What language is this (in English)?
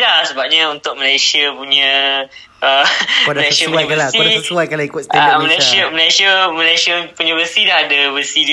Malay